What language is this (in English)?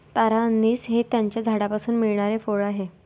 Marathi